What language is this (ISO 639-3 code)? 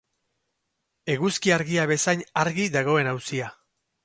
eus